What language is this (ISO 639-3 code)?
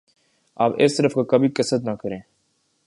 urd